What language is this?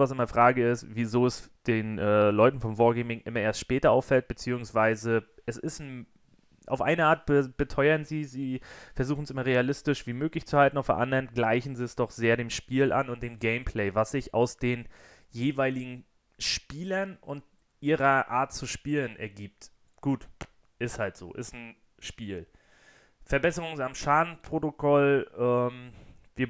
German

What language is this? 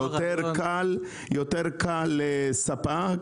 Hebrew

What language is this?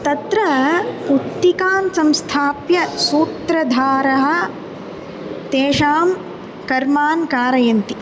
Sanskrit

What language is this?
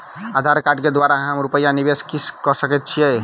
Maithili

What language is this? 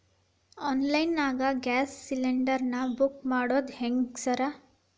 Kannada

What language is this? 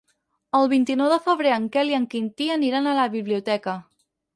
Catalan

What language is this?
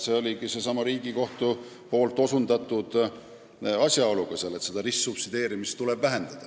Estonian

